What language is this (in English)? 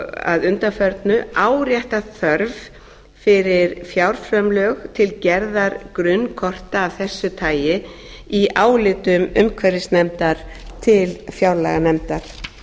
Icelandic